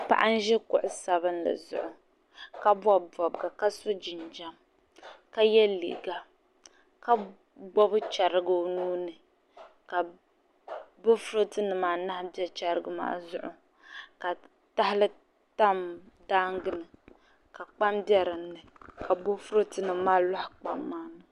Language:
Dagbani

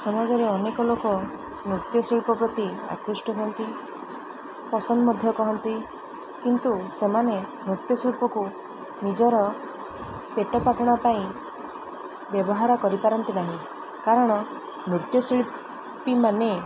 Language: Odia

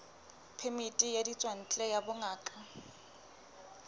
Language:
Southern Sotho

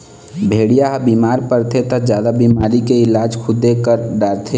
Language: Chhattisgarhi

